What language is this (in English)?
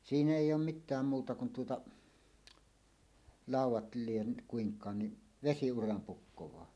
Finnish